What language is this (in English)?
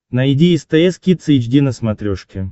Russian